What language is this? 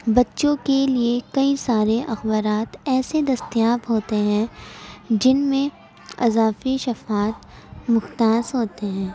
Urdu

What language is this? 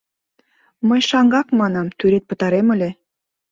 Mari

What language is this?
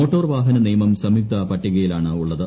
Malayalam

